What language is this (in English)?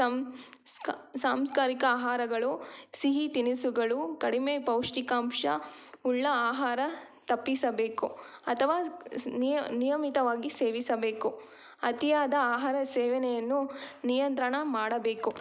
Kannada